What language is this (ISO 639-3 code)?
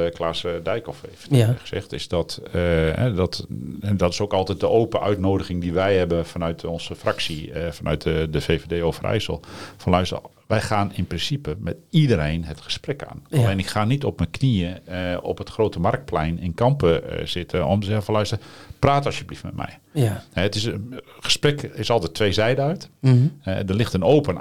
nld